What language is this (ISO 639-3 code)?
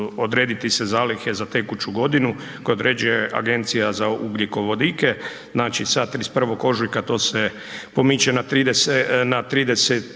hrv